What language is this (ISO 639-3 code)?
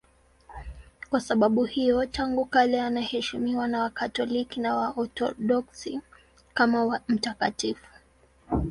swa